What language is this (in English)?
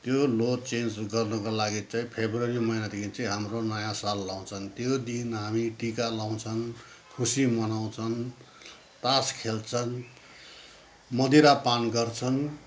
Nepali